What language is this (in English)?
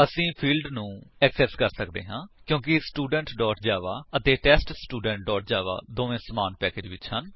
Punjabi